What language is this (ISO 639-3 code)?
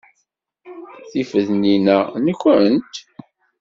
kab